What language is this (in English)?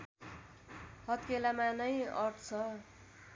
Nepali